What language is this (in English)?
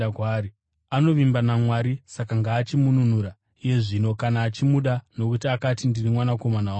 Shona